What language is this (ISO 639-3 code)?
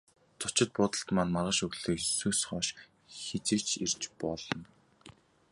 mon